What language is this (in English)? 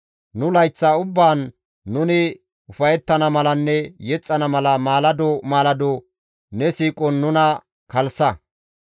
Gamo